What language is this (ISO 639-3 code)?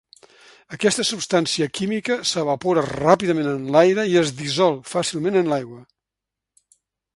cat